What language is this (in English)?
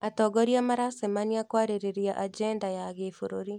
Kikuyu